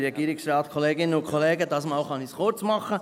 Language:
Swiss German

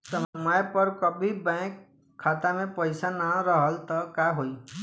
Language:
Bhojpuri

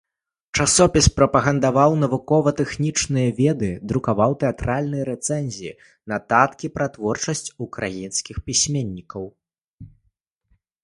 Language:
Belarusian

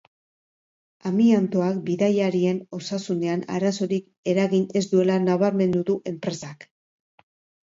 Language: Basque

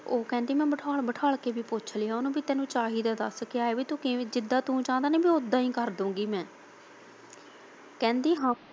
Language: Punjabi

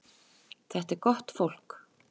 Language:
Icelandic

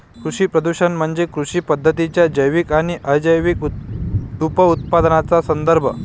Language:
Marathi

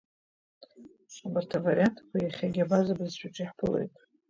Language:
Abkhazian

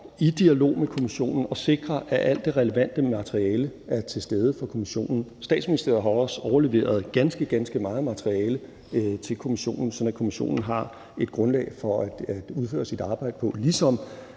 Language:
Danish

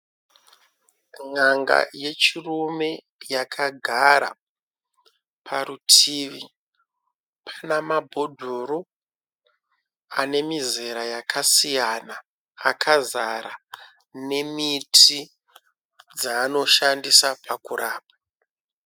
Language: Shona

